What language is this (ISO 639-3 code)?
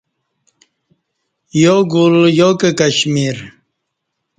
bsh